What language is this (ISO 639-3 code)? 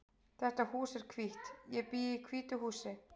isl